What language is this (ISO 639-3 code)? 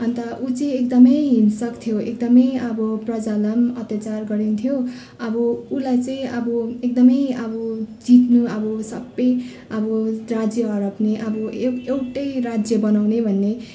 nep